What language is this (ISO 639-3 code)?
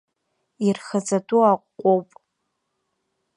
abk